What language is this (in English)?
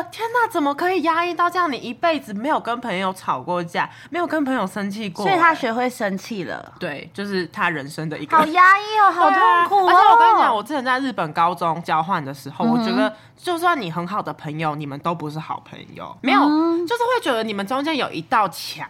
Chinese